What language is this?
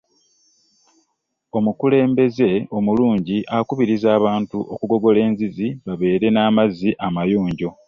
Ganda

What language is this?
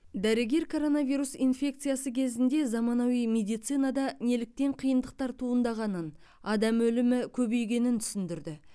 Kazakh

